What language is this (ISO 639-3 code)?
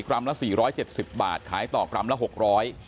tha